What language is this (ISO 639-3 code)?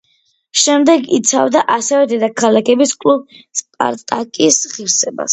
kat